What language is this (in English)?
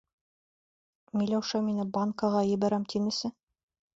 Bashkir